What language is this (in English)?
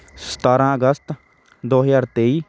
Punjabi